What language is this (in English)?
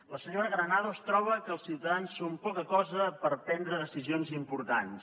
Catalan